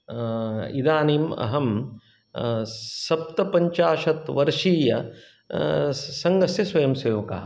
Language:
Sanskrit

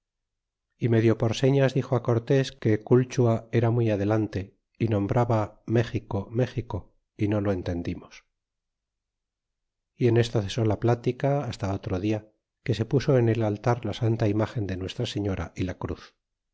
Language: Spanish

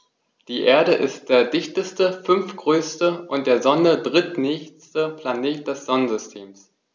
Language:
German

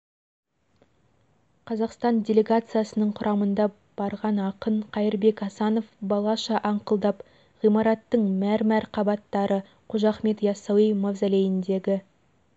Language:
Kazakh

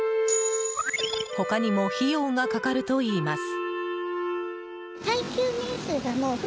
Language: Japanese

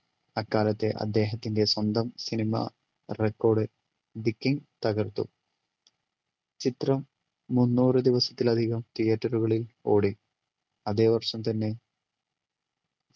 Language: Malayalam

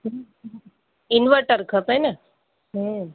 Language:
Sindhi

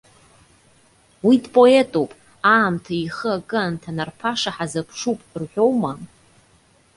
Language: Abkhazian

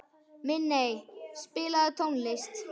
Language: Icelandic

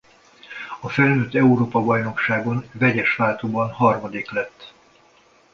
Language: Hungarian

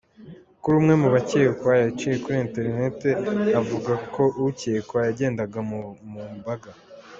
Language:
Kinyarwanda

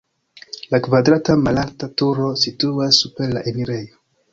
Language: Esperanto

